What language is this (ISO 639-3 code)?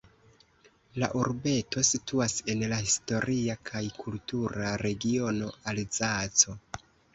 epo